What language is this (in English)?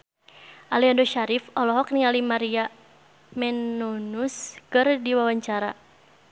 Sundanese